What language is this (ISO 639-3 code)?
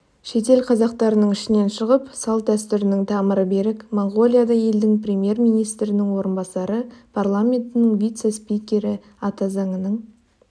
kaz